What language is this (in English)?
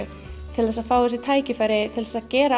Icelandic